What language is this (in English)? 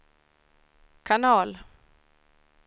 Swedish